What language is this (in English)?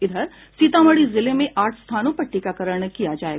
Hindi